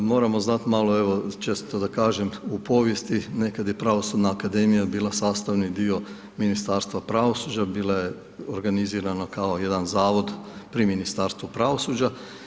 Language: Croatian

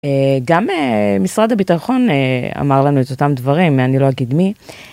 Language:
Hebrew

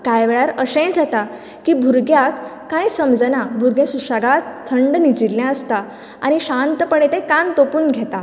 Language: Konkani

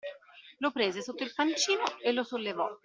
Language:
Italian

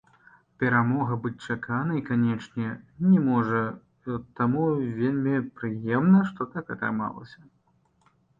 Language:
Belarusian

